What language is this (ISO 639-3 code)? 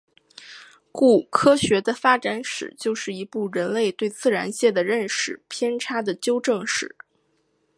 zho